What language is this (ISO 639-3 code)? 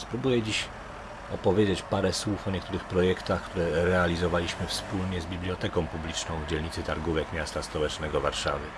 pol